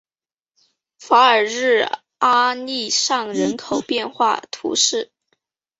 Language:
Chinese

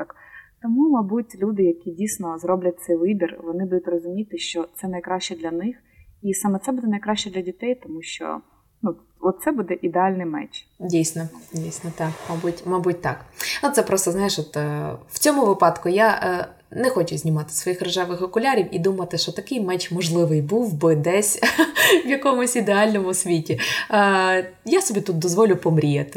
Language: Ukrainian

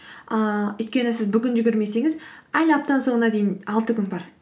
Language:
Kazakh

